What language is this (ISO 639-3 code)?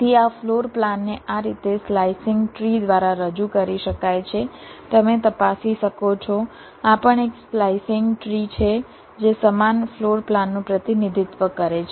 guj